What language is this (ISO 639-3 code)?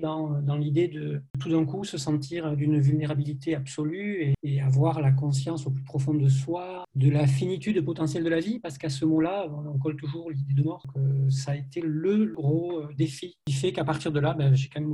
fra